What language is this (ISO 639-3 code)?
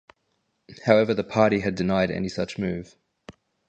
eng